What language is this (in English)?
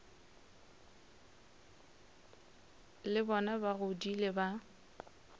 Northern Sotho